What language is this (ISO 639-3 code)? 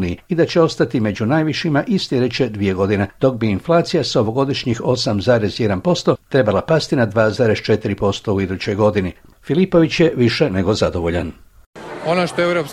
hrv